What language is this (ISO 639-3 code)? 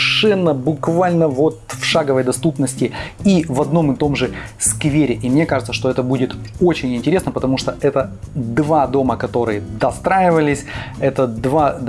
rus